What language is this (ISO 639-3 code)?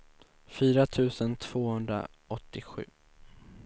swe